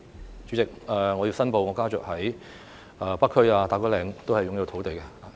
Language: Cantonese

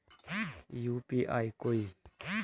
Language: Magahi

